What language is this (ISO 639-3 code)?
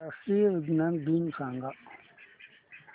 mar